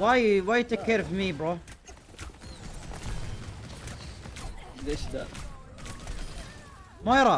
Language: Arabic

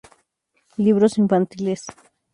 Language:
Spanish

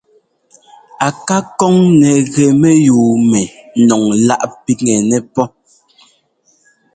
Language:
Ngomba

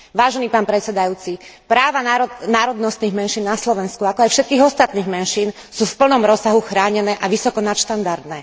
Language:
Slovak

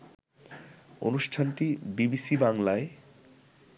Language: Bangla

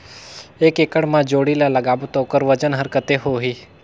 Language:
Chhattisgarhi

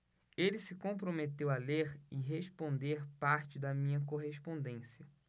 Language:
Portuguese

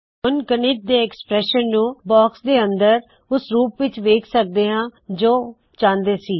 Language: Punjabi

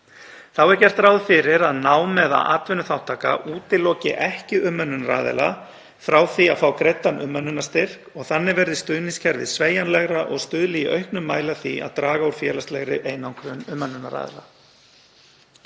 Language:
Icelandic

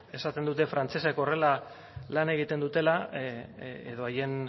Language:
Basque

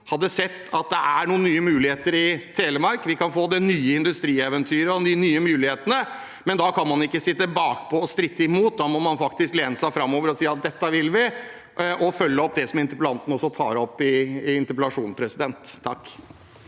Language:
Norwegian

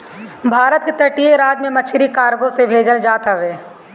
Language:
Bhojpuri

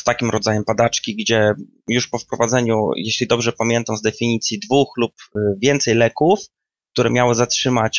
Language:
Polish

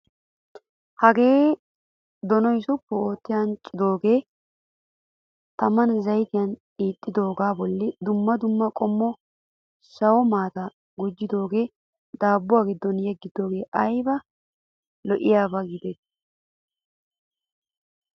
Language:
Wolaytta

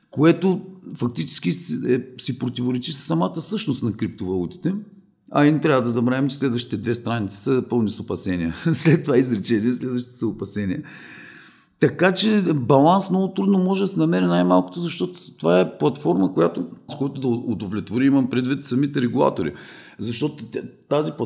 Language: Bulgarian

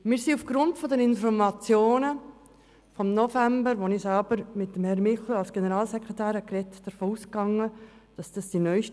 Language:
Swiss German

